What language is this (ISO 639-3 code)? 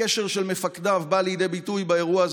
heb